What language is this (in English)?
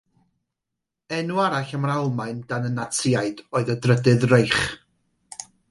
Welsh